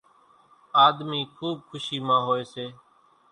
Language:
Kachi Koli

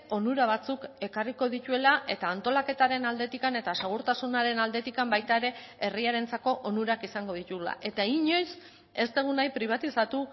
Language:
Basque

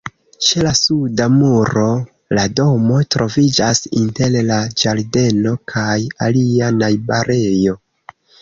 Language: Esperanto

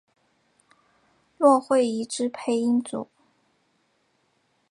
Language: Chinese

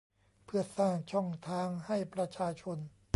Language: Thai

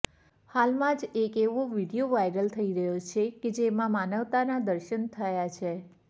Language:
Gujarati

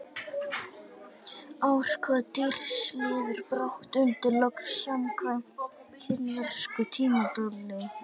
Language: Icelandic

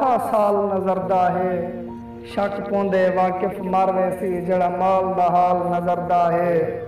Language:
Hindi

